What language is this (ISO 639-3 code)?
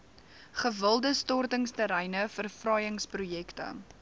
afr